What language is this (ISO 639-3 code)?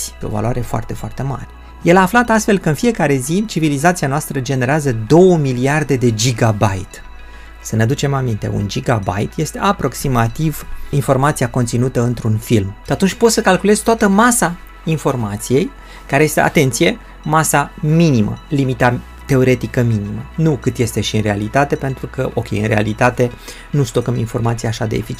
ron